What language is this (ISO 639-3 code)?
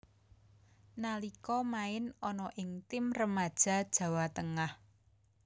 jav